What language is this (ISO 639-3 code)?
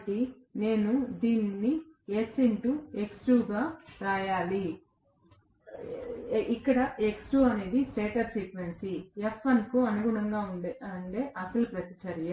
tel